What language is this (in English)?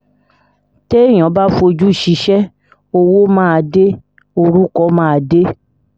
Yoruba